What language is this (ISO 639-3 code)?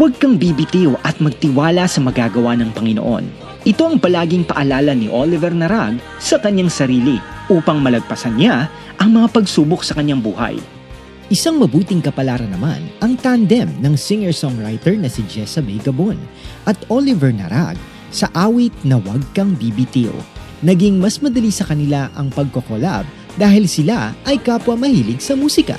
fil